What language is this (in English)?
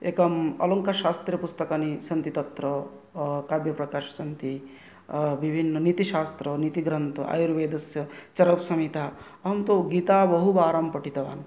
Sanskrit